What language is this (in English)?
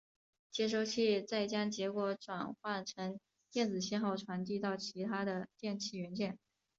Chinese